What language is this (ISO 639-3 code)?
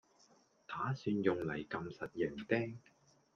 yue